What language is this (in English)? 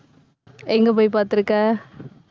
Tamil